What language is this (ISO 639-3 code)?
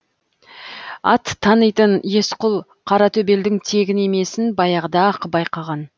kaz